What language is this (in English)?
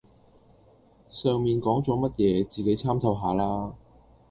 Cantonese